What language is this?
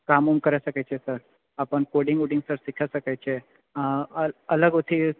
Maithili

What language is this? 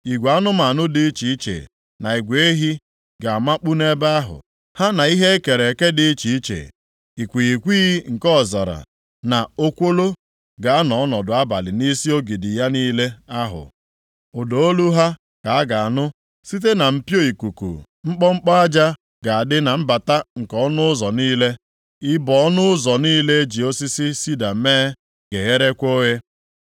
Igbo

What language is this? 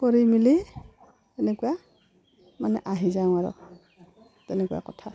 Assamese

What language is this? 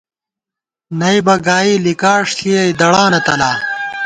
Gawar-Bati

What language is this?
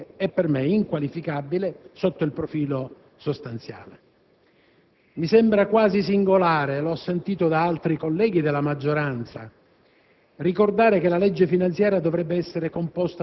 Italian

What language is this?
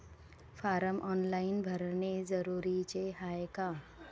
Marathi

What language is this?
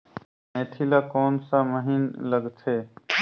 Chhattisgarhi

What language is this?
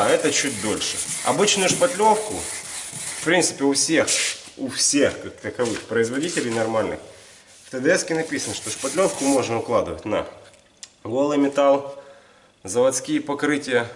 Russian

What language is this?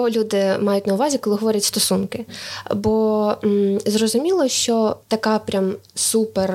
Ukrainian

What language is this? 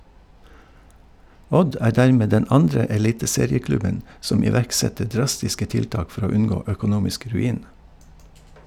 Norwegian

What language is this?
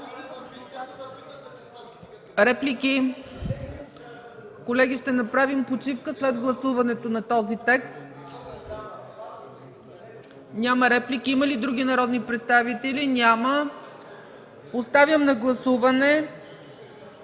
Bulgarian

